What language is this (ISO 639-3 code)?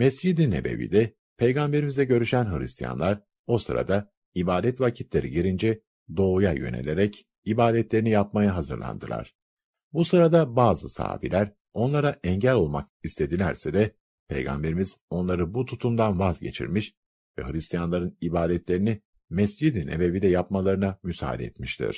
tur